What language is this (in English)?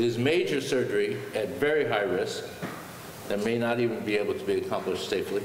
English